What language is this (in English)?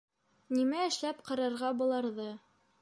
Bashkir